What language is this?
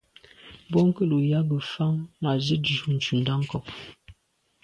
Medumba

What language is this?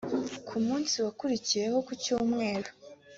Kinyarwanda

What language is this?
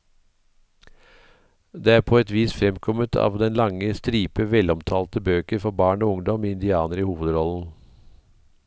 Norwegian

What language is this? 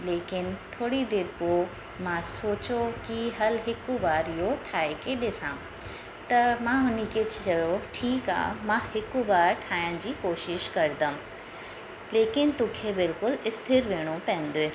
Sindhi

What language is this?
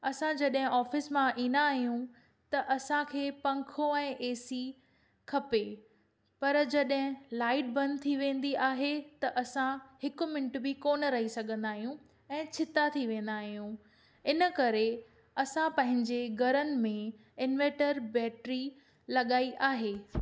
Sindhi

